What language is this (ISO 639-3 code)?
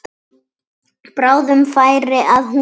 isl